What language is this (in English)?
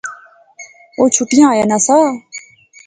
Pahari-Potwari